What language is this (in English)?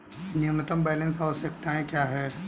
Hindi